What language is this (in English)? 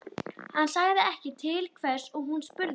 Icelandic